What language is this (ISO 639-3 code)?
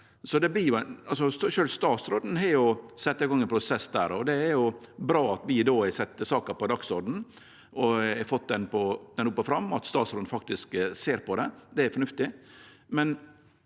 nor